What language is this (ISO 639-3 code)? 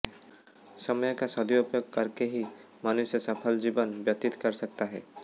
hin